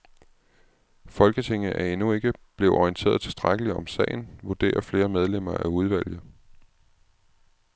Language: Danish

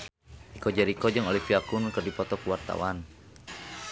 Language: Sundanese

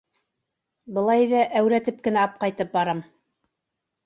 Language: Bashkir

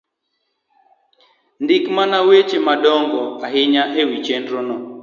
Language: Luo (Kenya and Tanzania)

